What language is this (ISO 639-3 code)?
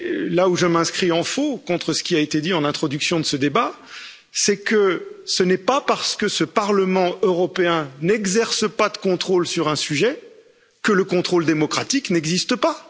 fra